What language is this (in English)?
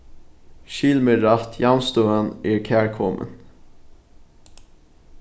Faroese